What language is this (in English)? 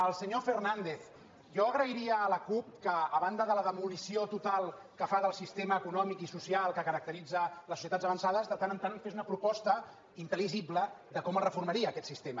Catalan